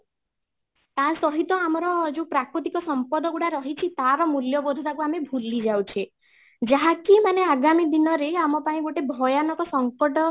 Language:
Odia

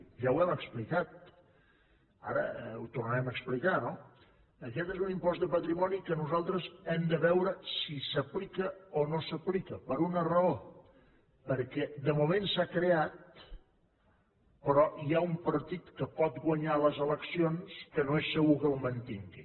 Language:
Catalan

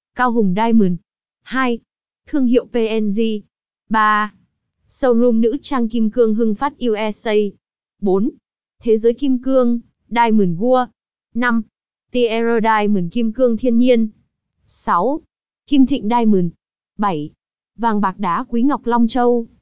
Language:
Vietnamese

